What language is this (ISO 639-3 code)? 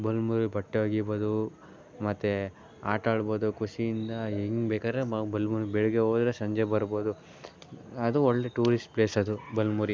kan